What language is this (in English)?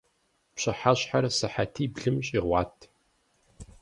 Kabardian